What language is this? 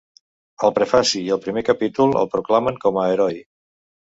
Catalan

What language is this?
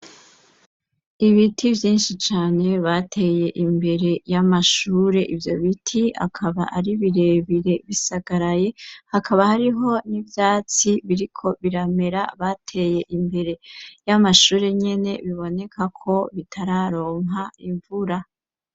Rundi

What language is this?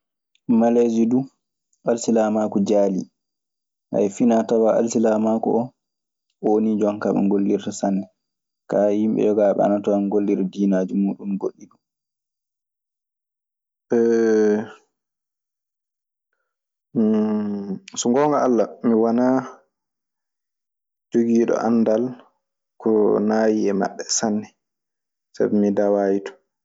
Maasina Fulfulde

